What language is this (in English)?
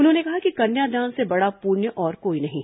Hindi